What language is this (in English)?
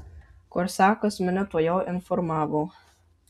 Lithuanian